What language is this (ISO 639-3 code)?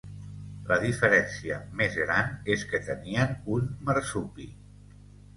cat